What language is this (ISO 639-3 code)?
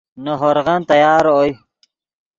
ydg